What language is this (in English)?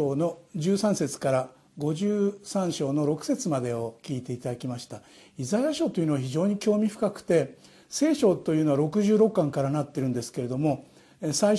Japanese